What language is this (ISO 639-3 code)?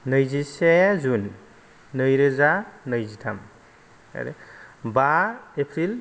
brx